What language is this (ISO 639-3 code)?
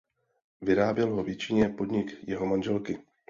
ces